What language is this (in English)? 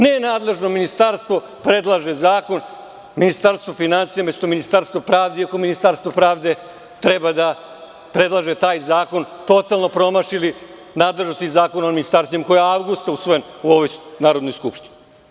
Serbian